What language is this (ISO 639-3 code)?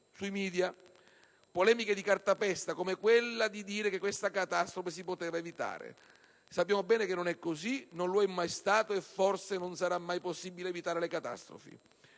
ita